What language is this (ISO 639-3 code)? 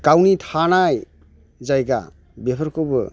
brx